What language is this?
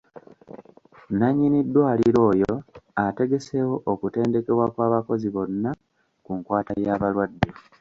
Ganda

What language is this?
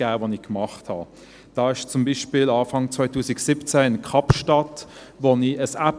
Swiss German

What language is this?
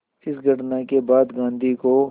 Hindi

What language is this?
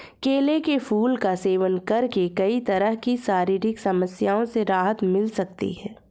Hindi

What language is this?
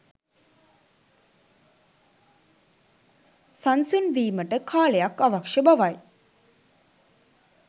Sinhala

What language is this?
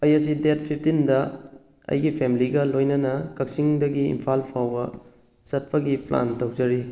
Manipuri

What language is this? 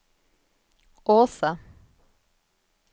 Norwegian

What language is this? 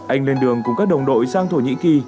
Vietnamese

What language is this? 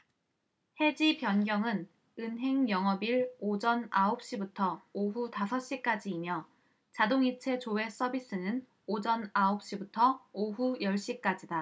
Korean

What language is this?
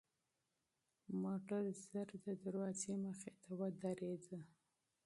Pashto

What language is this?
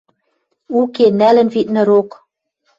Western Mari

